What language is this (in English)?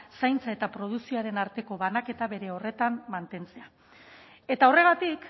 Basque